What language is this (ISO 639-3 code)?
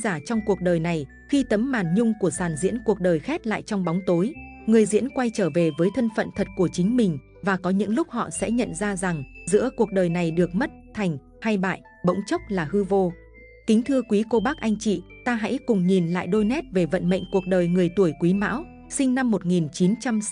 vie